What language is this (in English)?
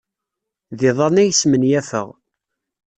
Kabyle